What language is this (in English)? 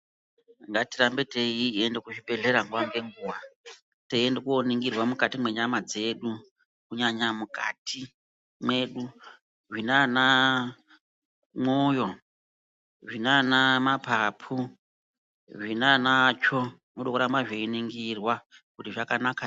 Ndau